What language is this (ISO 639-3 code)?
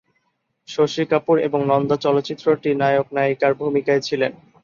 ben